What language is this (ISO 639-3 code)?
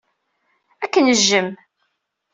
kab